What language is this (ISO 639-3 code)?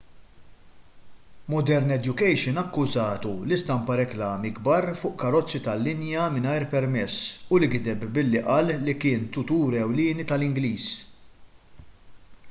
mlt